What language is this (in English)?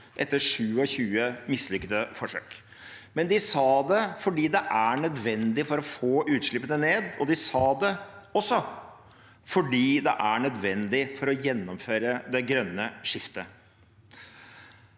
Norwegian